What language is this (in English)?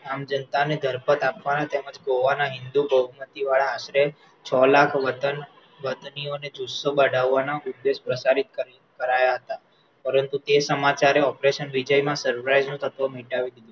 Gujarati